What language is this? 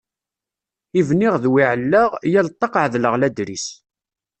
Kabyle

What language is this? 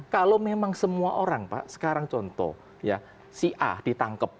Indonesian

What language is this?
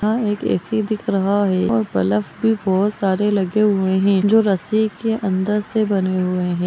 Magahi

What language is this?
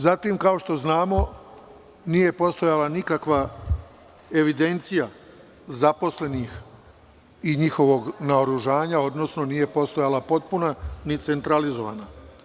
Serbian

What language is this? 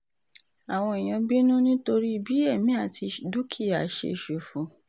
Yoruba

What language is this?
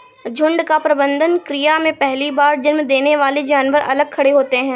Hindi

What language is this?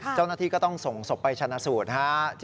Thai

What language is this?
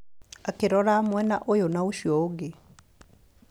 Kikuyu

